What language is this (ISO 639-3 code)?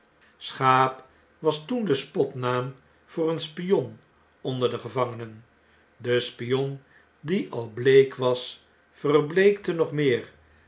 nld